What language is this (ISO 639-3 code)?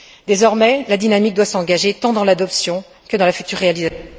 fra